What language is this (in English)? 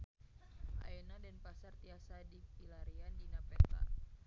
Sundanese